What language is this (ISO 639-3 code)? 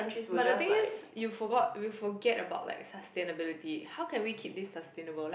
eng